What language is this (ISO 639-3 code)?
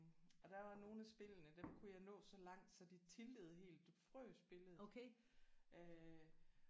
dan